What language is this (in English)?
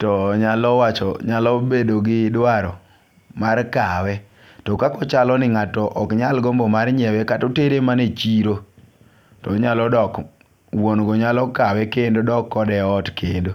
Luo (Kenya and Tanzania)